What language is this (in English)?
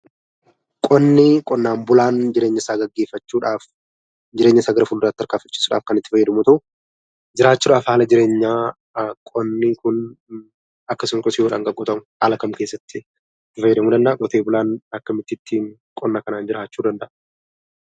Oromo